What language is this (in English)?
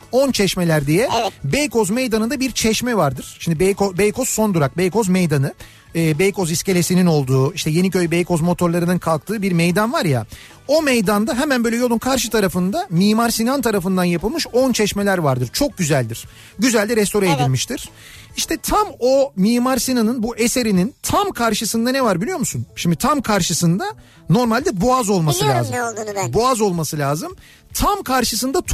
Turkish